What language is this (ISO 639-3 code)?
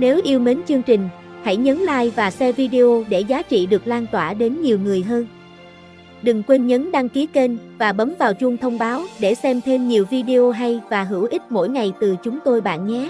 vie